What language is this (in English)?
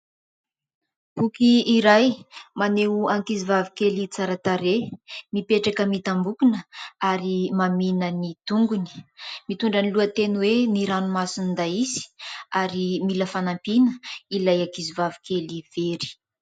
Malagasy